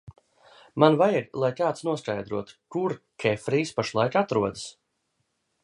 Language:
Latvian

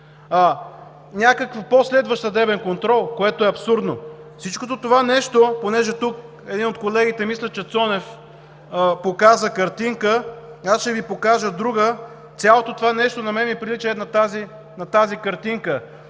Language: Bulgarian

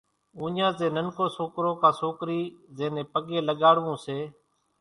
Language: Kachi Koli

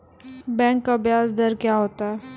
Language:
Maithili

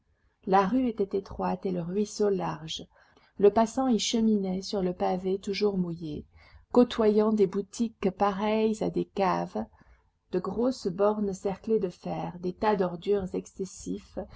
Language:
French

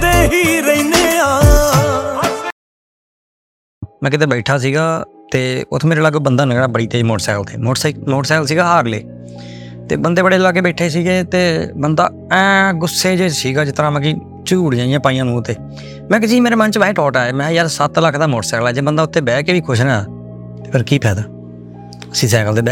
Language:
Punjabi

